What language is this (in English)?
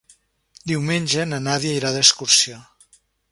Catalan